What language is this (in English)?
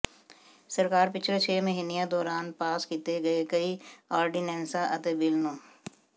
Punjabi